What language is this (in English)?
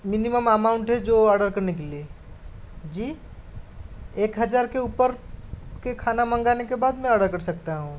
Hindi